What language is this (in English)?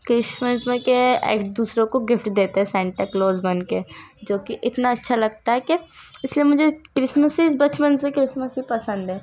Urdu